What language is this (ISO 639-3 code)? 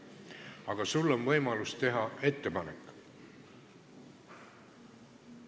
est